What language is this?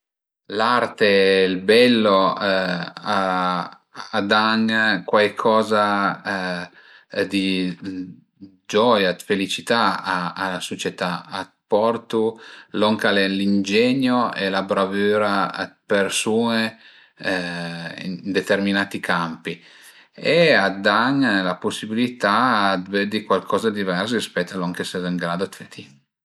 Piedmontese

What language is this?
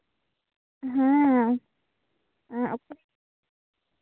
Santali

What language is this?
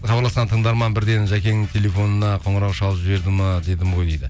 Kazakh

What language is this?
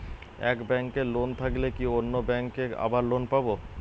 Bangla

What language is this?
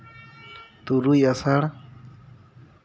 Santali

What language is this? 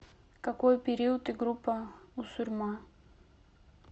Russian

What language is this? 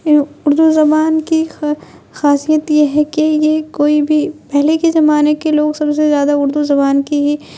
Urdu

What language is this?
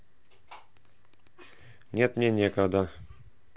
Russian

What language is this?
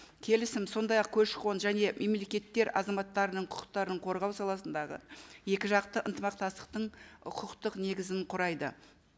Kazakh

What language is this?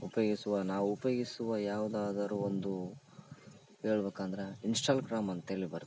Kannada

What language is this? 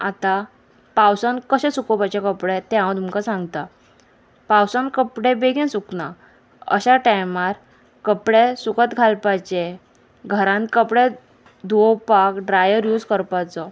Konkani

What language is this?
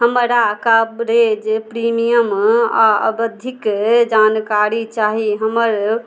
Maithili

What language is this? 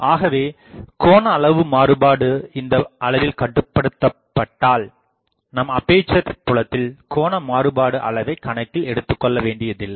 Tamil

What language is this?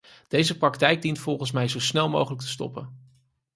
Dutch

